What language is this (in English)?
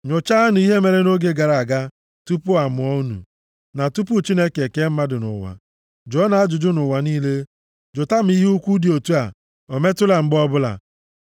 Igbo